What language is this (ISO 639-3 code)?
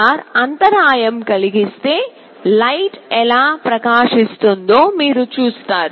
tel